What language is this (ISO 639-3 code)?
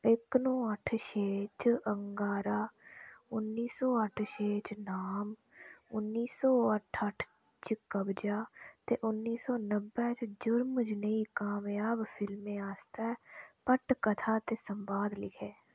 doi